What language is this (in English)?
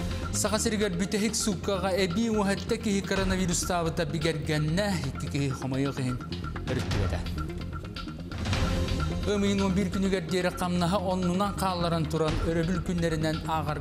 Russian